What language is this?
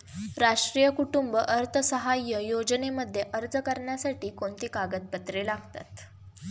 Marathi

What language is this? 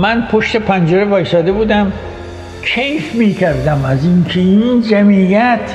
Persian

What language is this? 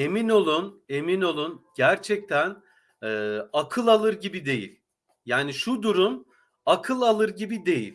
Turkish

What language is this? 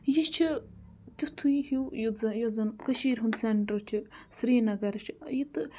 Kashmiri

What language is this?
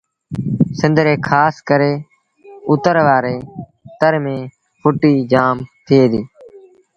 Sindhi Bhil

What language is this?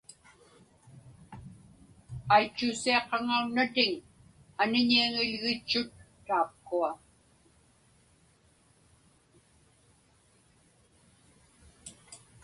Inupiaq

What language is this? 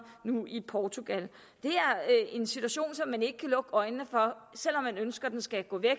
Danish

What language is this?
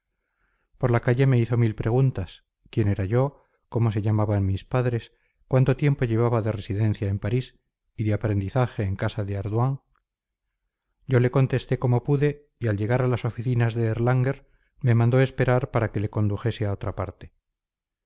Spanish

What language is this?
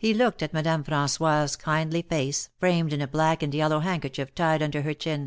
English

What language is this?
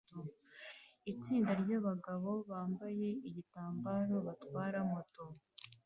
Kinyarwanda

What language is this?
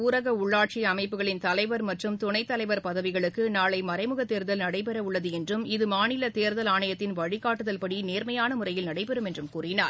Tamil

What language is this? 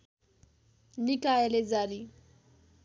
Nepali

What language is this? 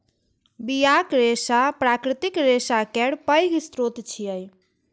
Maithili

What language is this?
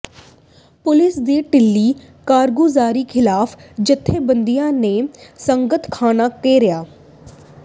Punjabi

